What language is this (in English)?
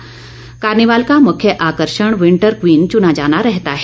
Hindi